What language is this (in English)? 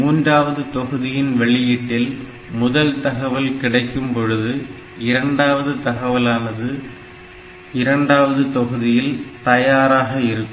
Tamil